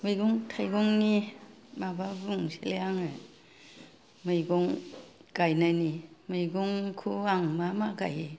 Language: Bodo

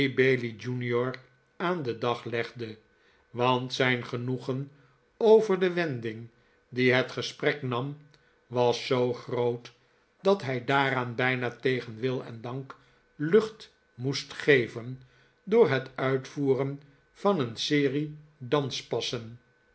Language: Dutch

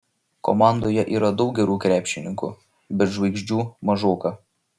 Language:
Lithuanian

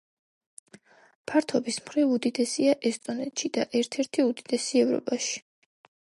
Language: Georgian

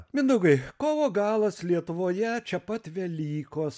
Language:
Lithuanian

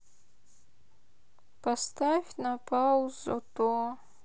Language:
Russian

